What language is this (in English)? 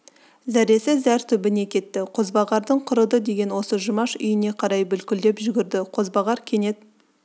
Kazakh